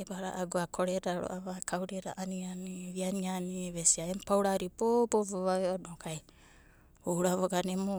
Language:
Abadi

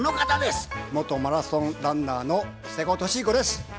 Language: Japanese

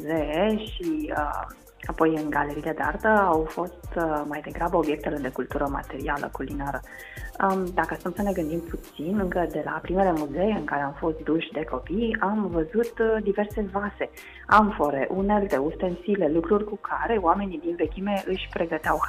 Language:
Romanian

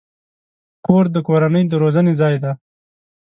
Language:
Pashto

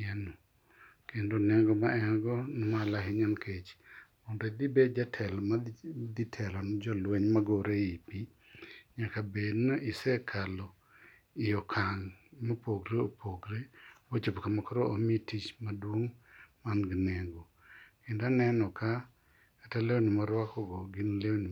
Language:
Luo (Kenya and Tanzania)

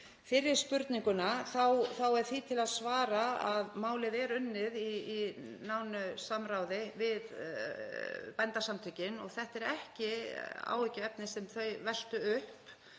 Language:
Icelandic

